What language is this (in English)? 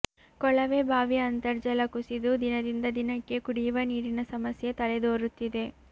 Kannada